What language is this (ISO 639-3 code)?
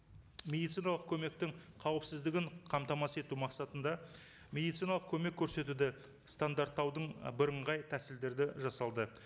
kaz